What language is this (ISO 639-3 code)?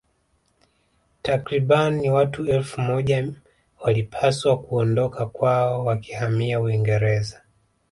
swa